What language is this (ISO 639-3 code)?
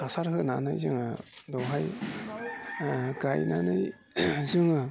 brx